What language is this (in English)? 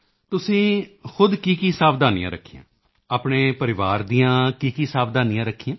Punjabi